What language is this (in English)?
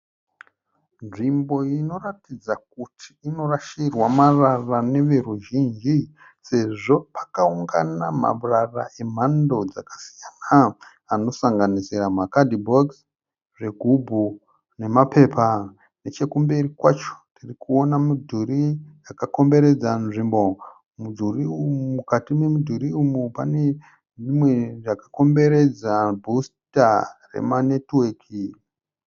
Shona